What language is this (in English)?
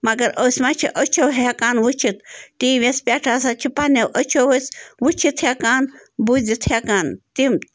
Kashmiri